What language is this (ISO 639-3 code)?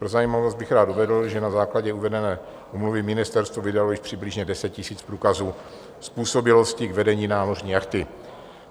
ces